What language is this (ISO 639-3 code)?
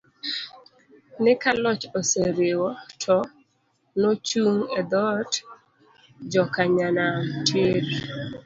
luo